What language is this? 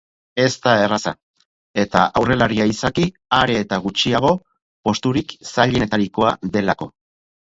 Basque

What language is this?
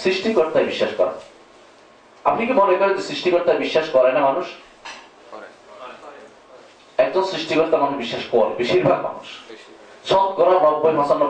Bangla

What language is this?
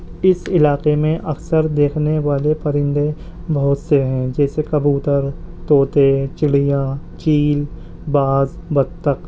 Urdu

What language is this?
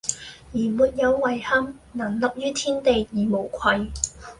Cantonese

